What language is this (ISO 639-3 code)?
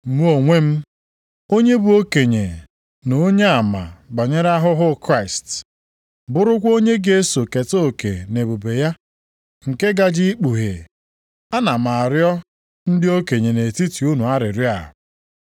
ibo